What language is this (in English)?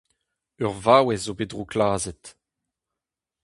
Breton